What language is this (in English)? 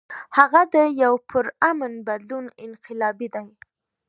Pashto